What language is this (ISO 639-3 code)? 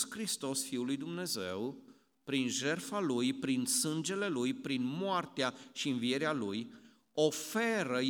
ron